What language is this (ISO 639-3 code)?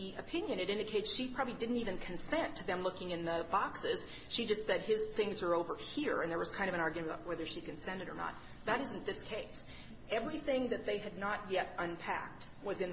eng